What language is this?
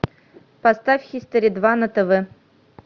Russian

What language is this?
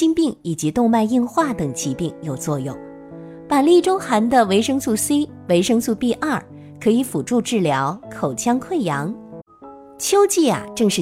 Chinese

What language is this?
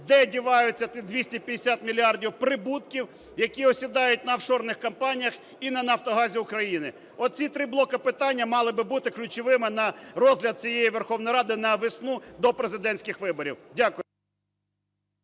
Ukrainian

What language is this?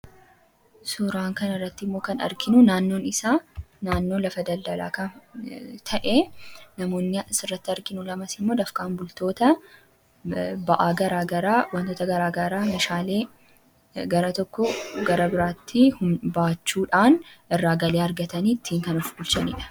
Oromo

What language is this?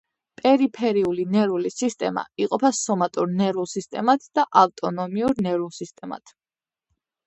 Georgian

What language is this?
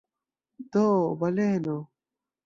Esperanto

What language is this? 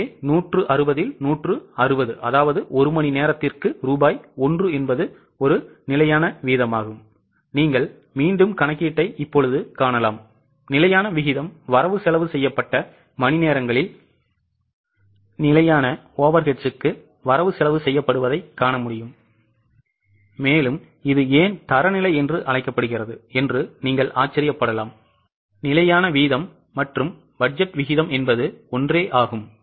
Tamil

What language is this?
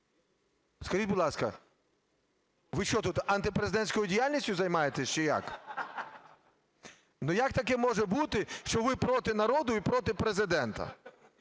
Ukrainian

